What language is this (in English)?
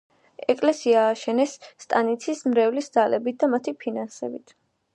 Georgian